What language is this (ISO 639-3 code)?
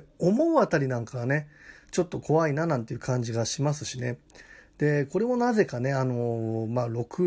jpn